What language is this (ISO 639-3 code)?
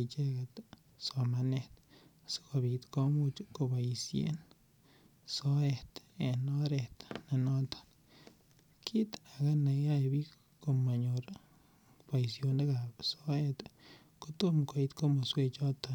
kln